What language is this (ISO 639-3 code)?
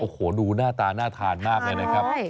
tha